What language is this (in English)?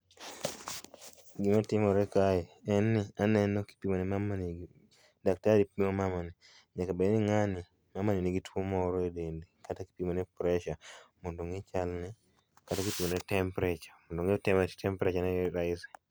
Luo (Kenya and Tanzania)